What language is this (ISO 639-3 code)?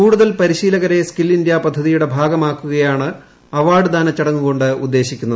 mal